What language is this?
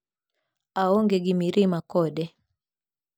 Luo (Kenya and Tanzania)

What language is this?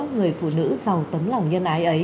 Vietnamese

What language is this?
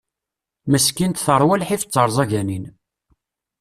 Kabyle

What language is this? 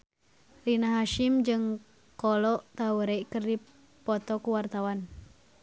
Sundanese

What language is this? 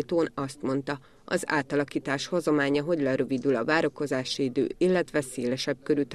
Hungarian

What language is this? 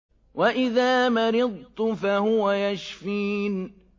Arabic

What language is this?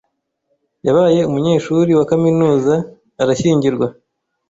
Kinyarwanda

